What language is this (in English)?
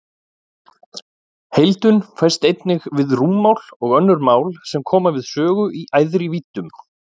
Icelandic